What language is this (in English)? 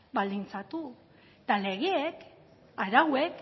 Basque